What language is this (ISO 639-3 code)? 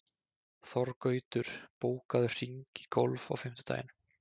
isl